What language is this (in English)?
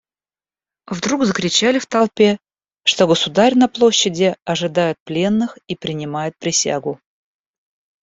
Russian